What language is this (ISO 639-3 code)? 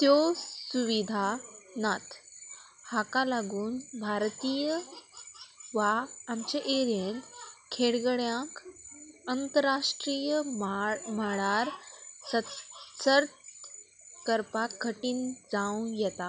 kok